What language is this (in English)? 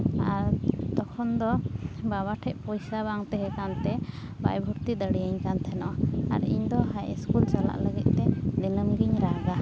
Santali